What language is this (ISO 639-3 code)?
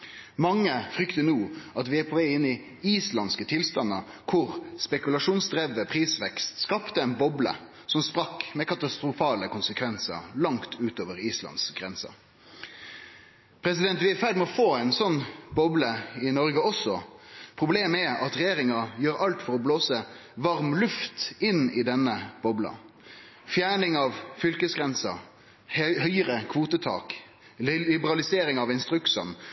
nno